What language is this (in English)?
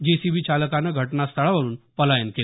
Marathi